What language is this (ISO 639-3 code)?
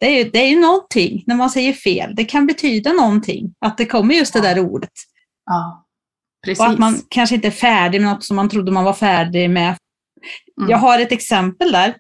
swe